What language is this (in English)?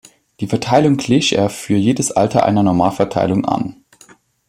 German